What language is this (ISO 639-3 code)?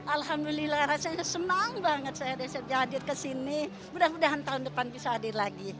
ind